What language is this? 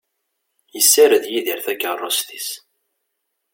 Kabyle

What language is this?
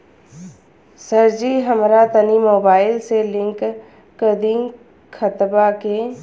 Bhojpuri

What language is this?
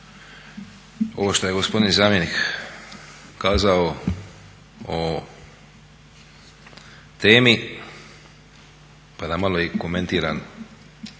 Croatian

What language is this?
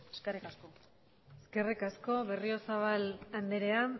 Basque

